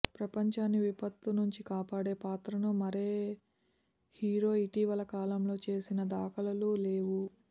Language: Telugu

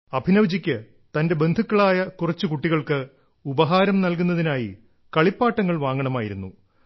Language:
Malayalam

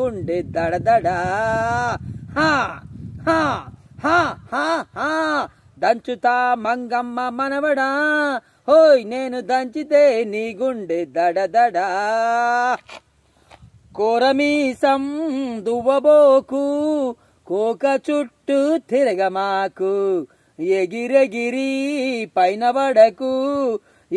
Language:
Hindi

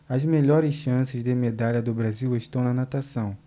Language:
Portuguese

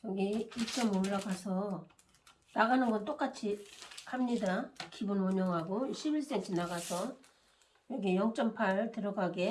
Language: Korean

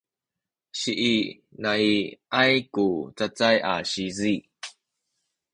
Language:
Sakizaya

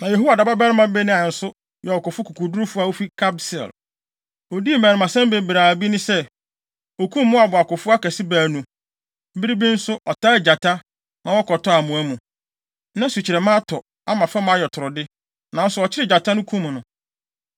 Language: Akan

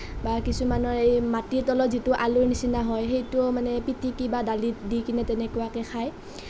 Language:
Assamese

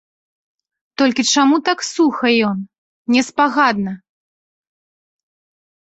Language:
Belarusian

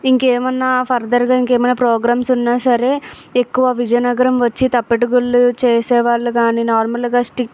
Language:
Telugu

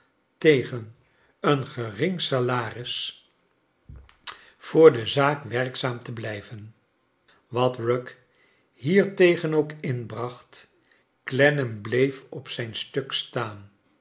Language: Dutch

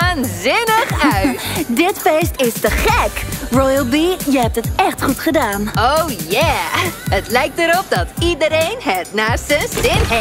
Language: Dutch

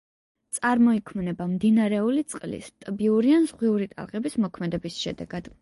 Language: Georgian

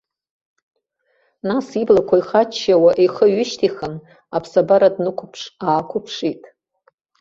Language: Abkhazian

